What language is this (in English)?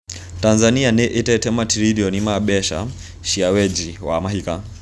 Kikuyu